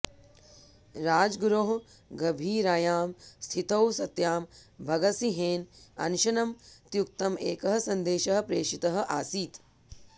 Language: Sanskrit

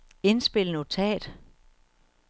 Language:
Danish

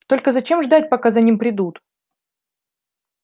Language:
Russian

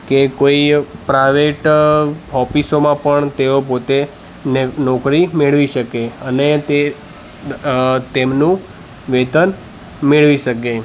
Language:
Gujarati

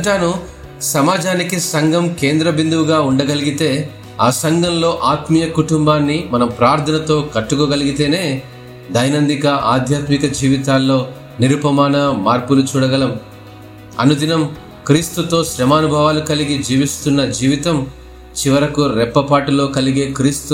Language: Telugu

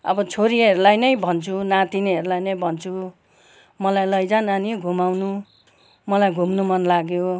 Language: Nepali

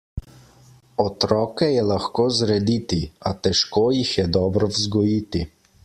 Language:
Slovenian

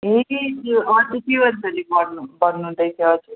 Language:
Nepali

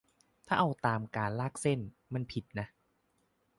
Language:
Thai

